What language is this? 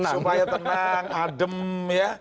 Indonesian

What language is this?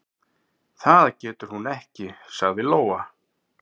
Icelandic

